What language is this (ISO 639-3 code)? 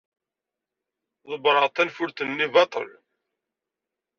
kab